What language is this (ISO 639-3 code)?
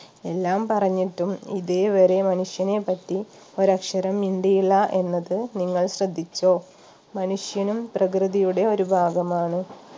mal